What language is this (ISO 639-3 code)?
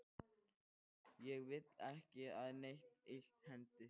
isl